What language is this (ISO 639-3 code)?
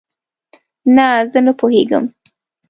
pus